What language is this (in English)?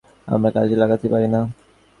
Bangla